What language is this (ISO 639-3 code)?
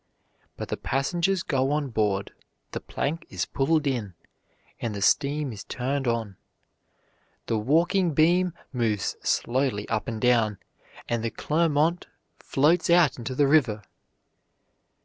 eng